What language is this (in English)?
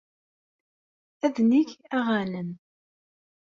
Kabyle